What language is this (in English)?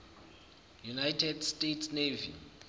Zulu